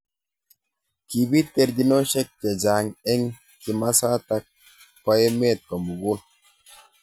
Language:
Kalenjin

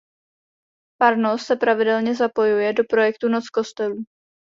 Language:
Czech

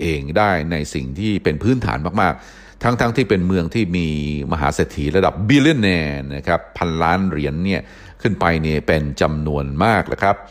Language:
Thai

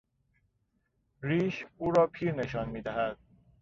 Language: Persian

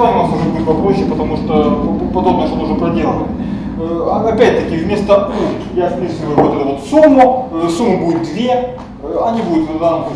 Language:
Russian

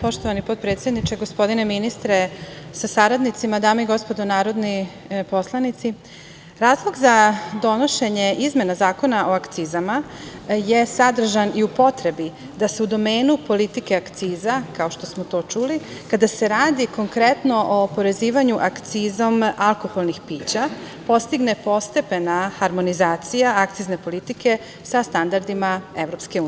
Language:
Serbian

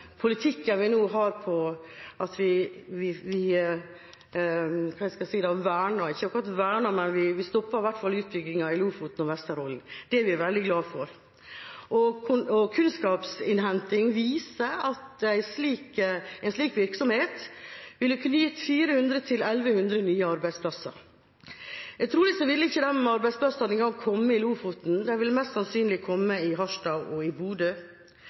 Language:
Norwegian Bokmål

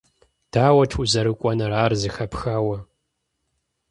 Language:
Kabardian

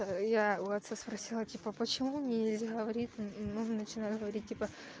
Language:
Russian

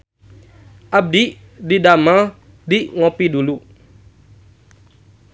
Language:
Sundanese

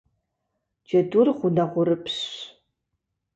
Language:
Kabardian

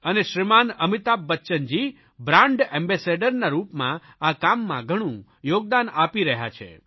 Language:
Gujarati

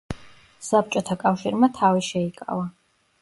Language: Georgian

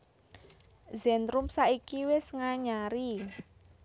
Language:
Javanese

